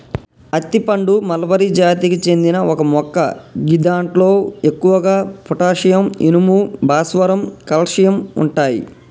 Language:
Telugu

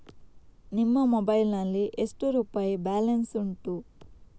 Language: Kannada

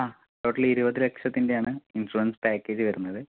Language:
Malayalam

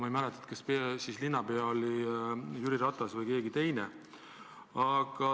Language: Estonian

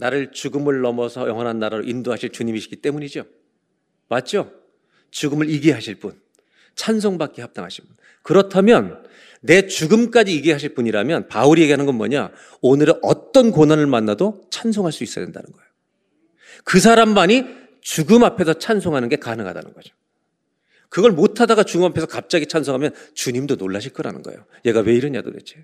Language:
Korean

